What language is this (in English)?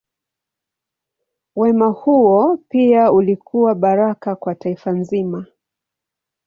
Swahili